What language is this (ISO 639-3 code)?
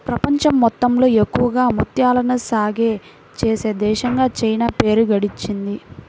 tel